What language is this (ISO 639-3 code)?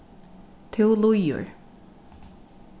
fao